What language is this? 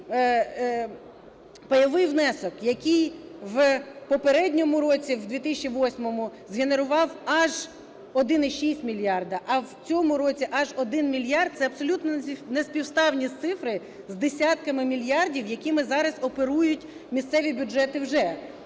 Ukrainian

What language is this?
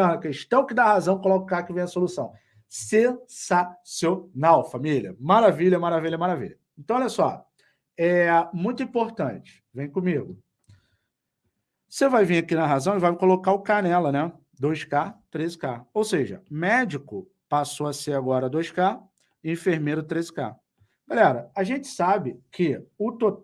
Portuguese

